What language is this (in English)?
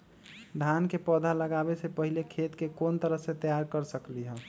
Magahi